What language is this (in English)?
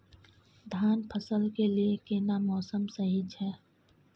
Maithili